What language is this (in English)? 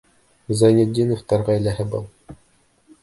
Bashkir